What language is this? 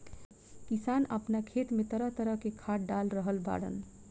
Bhojpuri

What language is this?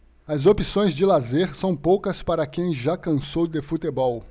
Portuguese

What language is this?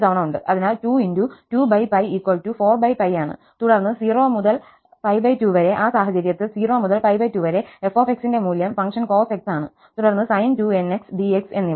Malayalam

